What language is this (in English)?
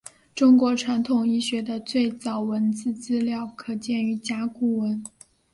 Chinese